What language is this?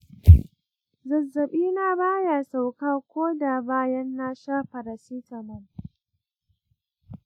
Hausa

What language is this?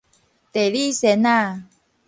Min Nan Chinese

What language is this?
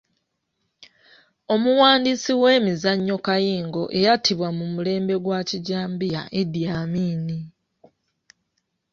Ganda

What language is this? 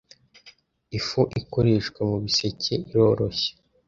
Kinyarwanda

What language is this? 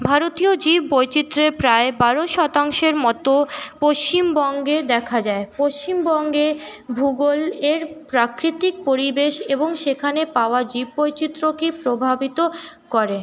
Bangla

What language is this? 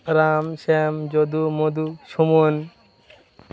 Bangla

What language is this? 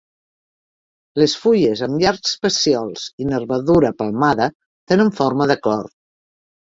Catalan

